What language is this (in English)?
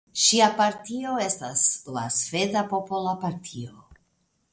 Esperanto